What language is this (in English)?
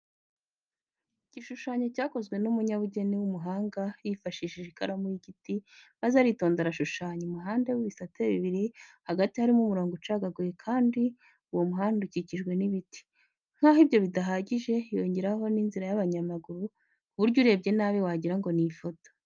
Kinyarwanda